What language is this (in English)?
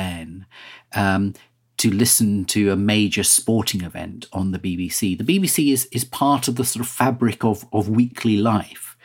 English